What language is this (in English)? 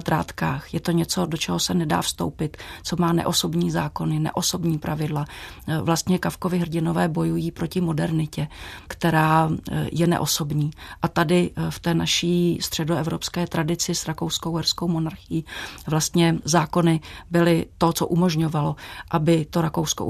Czech